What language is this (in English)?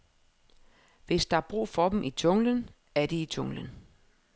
Danish